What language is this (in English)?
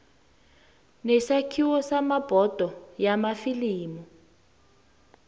South Ndebele